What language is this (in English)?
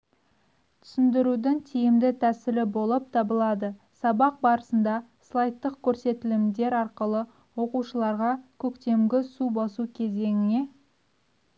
Kazakh